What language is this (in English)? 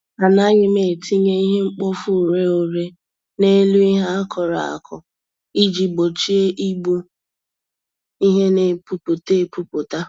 Igbo